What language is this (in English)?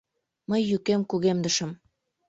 Mari